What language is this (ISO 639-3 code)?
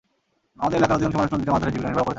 ben